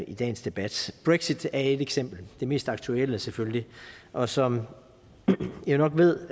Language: Danish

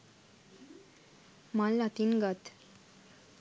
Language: Sinhala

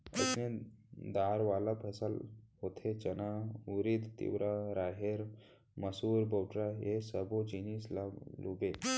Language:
Chhattisgarhi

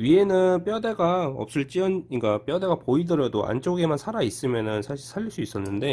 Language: Korean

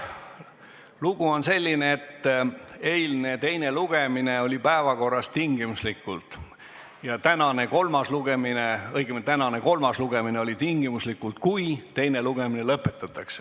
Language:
Estonian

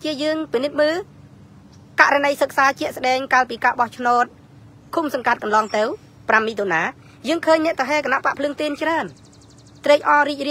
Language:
Thai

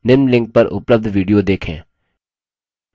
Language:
Hindi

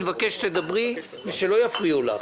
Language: Hebrew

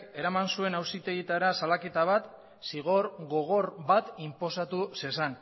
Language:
Basque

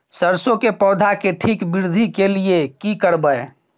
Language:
Maithili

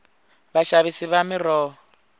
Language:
Tsonga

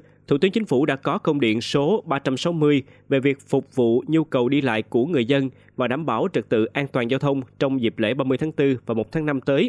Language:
Vietnamese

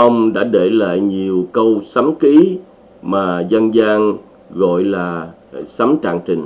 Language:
Vietnamese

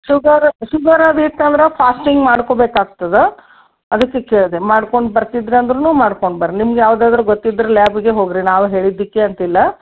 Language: Kannada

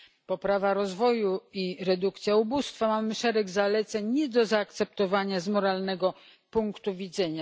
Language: Polish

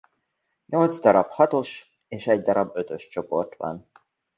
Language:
Hungarian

